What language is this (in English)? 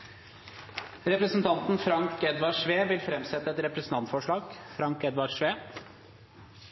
Norwegian Nynorsk